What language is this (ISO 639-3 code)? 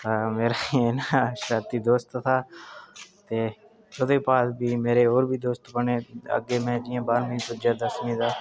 doi